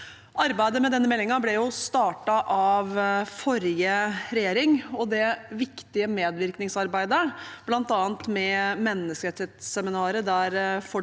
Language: Norwegian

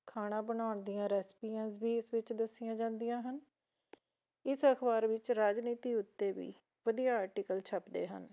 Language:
Punjabi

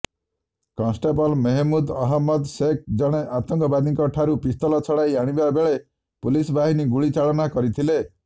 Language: Odia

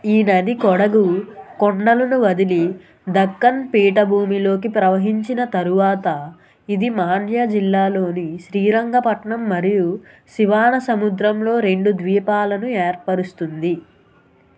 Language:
Telugu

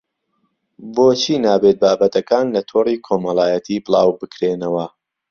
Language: Central Kurdish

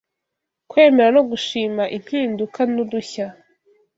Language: Kinyarwanda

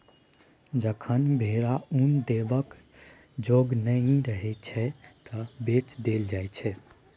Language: Maithili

